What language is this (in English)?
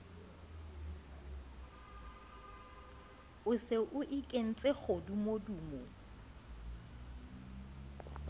Southern Sotho